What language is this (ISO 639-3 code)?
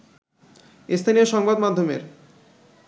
ben